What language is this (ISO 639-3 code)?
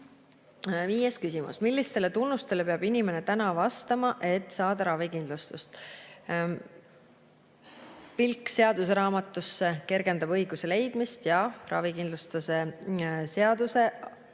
est